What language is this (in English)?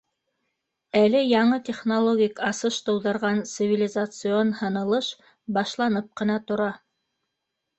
Bashkir